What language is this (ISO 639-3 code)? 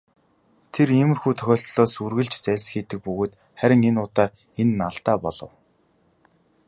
mon